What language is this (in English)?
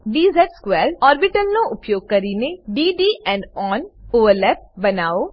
Gujarati